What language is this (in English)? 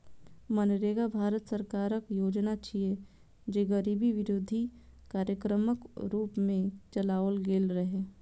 Maithili